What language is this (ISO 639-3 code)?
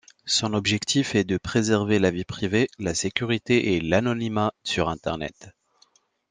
fra